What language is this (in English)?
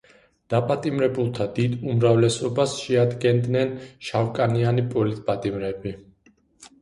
Georgian